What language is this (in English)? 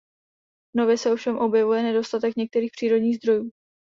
Czech